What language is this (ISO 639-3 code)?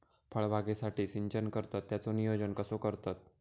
mar